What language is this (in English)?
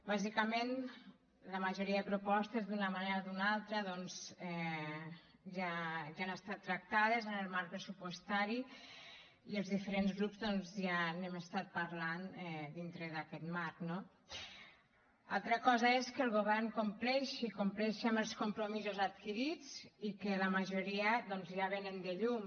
Catalan